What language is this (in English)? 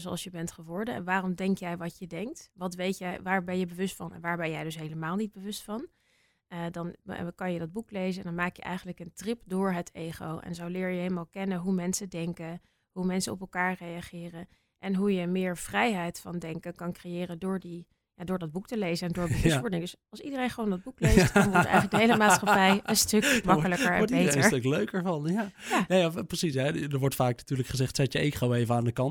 Dutch